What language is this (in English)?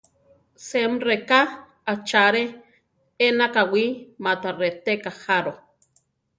Central Tarahumara